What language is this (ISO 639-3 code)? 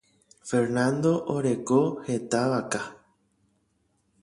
grn